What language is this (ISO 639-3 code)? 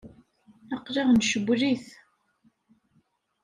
kab